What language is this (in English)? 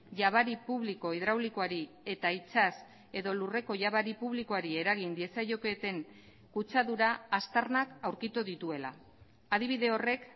Basque